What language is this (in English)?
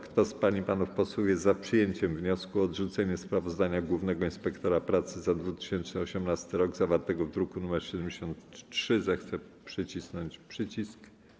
Polish